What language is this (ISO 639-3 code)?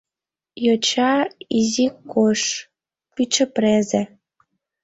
chm